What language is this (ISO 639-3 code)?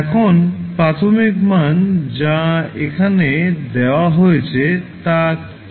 ben